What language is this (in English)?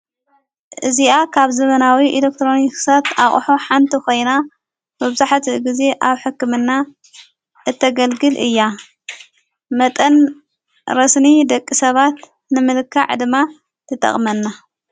Tigrinya